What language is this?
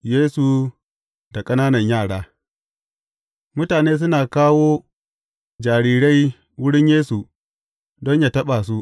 Hausa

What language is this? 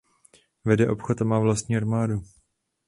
Czech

